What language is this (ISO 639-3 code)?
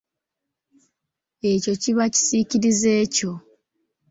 lug